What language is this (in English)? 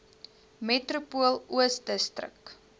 Afrikaans